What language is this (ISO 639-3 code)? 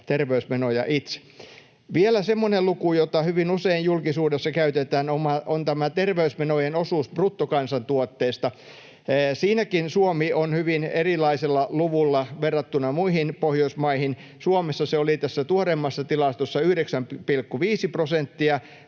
fin